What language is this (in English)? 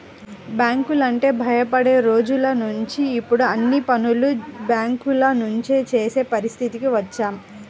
Telugu